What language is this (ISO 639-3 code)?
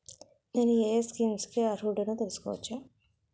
tel